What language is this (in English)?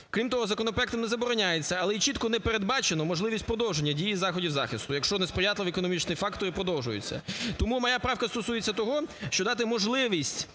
Ukrainian